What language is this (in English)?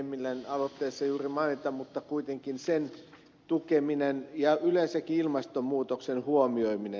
Finnish